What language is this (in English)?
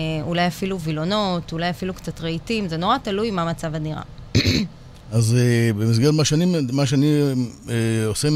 Hebrew